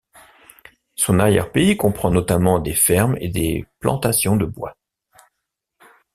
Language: French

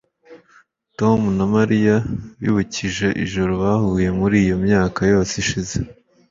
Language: Kinyarwanda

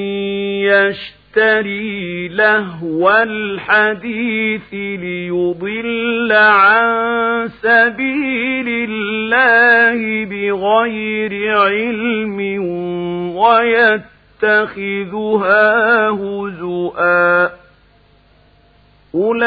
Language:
Arabic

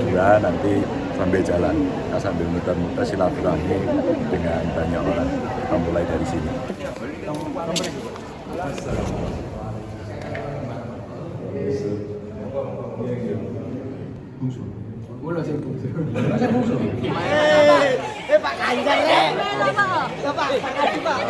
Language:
Indonesian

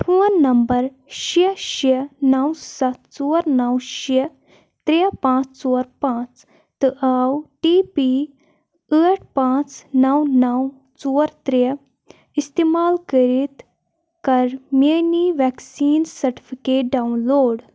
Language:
Kashmiri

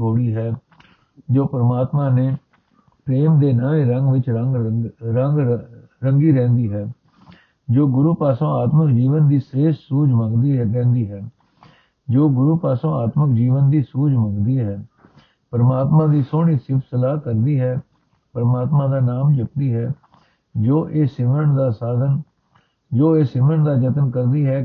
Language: Punjabi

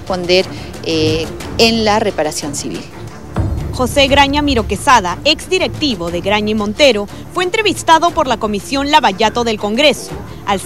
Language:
Spanish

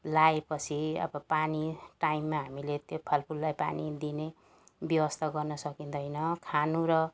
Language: Nepali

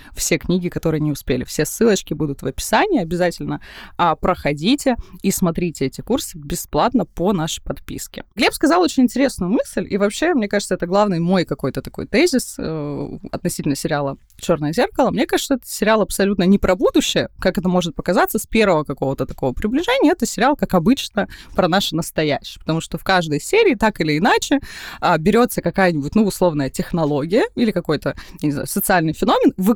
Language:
Russian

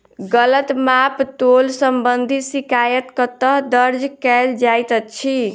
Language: Maithili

